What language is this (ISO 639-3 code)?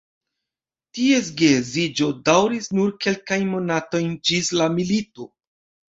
epo